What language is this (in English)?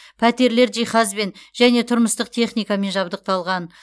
Kazakh